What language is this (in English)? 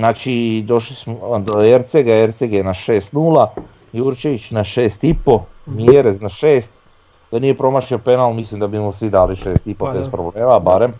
Croatian